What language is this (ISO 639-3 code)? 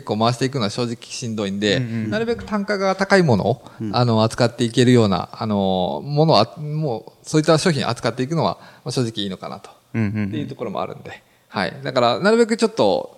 jpn